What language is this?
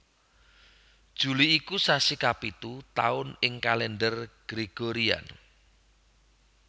Javanese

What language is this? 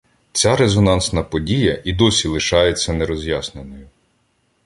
Ukrainian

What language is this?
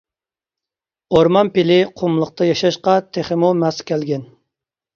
Uyghur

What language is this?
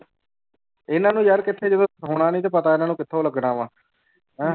Punjabi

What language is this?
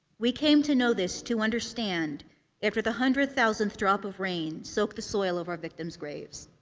English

